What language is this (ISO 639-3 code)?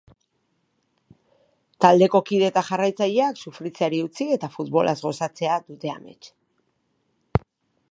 eus